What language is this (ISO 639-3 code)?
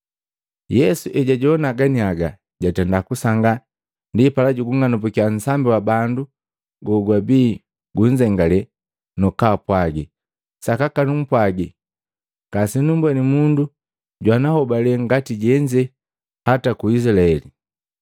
mgv